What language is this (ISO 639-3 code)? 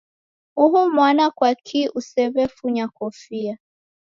dav